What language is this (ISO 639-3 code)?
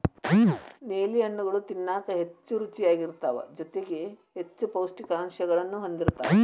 kan